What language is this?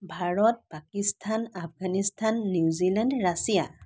Assamese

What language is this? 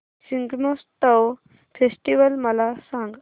Marathi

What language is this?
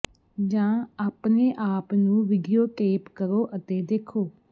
Punjabi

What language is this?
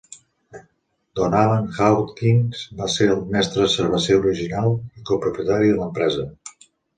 Catalan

